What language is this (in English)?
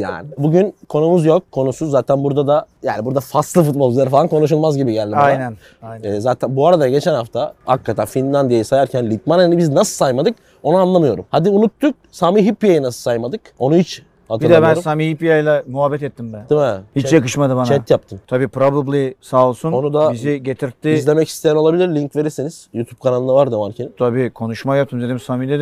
Turkish